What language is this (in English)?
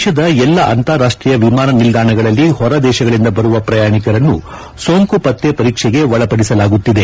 Kannada